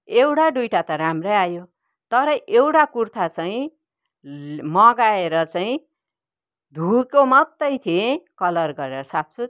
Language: Nepali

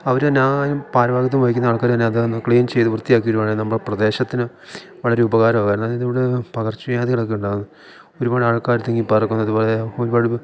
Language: Malayalam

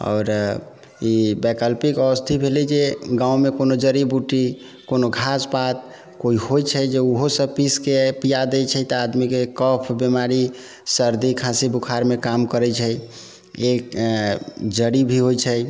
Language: Maithili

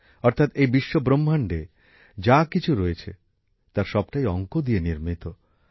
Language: Bangla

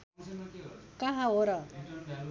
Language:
Nepali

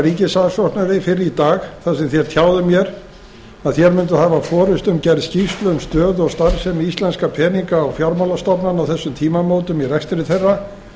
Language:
Icelandic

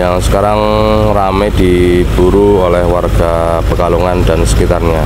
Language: Indonesian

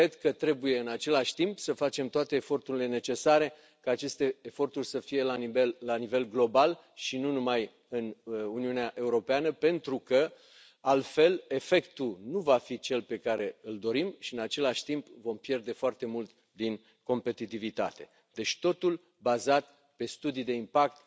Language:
Romanian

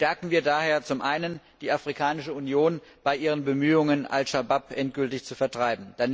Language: German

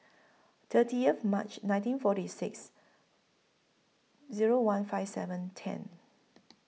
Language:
English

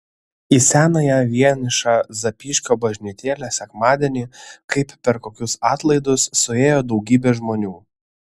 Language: Lithuanian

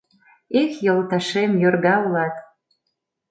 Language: Mari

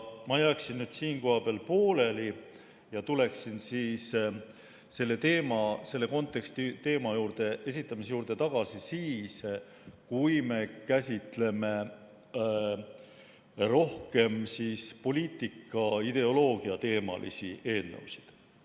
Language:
Estonian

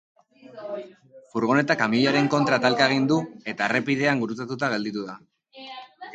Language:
Basque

